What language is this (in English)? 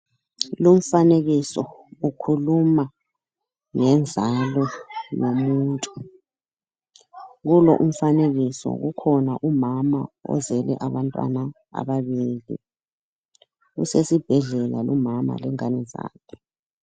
North Ndebele